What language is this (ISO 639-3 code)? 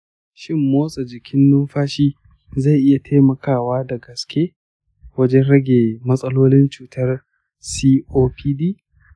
hau